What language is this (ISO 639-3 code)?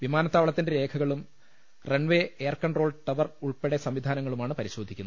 mal